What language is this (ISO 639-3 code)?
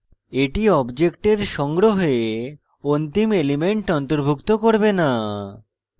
ben